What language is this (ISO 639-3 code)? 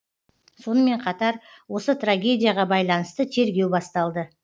kaz